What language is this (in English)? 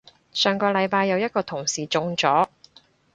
Cantonese